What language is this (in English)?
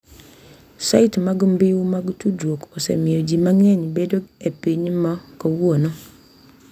Luo (Kenya and Tanzania)